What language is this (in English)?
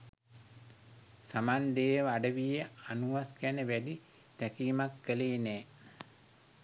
Sinhala